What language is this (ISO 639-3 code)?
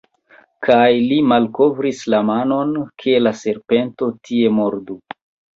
epo